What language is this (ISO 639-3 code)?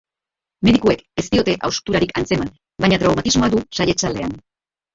eus